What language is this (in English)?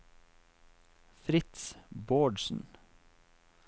Norwegian